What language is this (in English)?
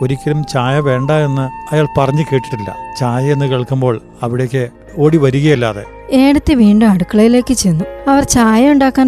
Malayalam